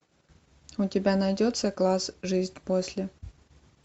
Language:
Russian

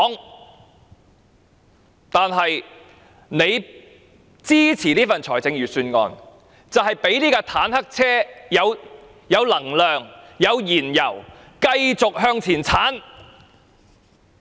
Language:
Cantonese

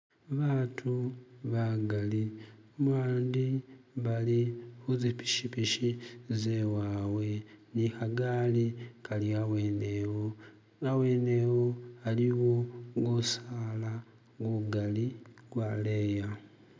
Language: Masaaba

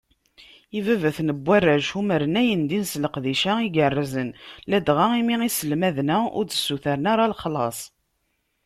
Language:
Kabyle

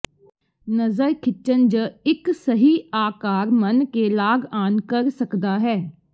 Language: Punjabi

